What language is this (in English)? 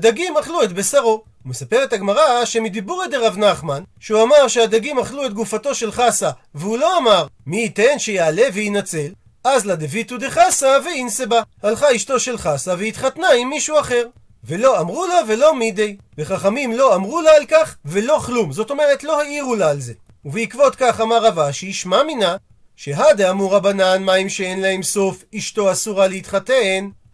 Hebrew